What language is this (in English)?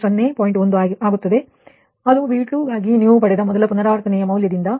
Kannada